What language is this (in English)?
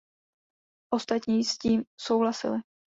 Czech